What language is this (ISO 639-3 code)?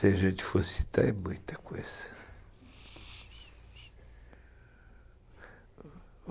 por